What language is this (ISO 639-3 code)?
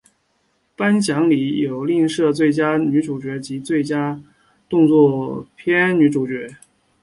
zho